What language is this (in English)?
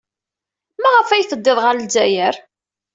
Kabyle